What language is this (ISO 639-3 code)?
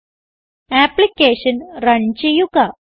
mal